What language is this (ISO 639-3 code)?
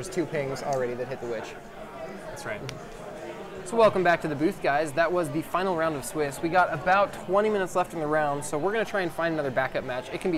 eng